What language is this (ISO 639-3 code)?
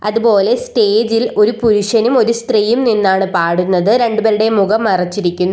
mal